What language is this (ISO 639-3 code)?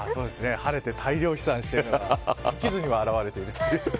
jpn